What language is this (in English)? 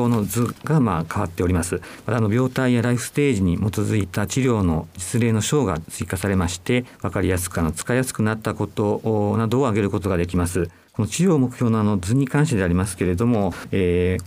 Japanese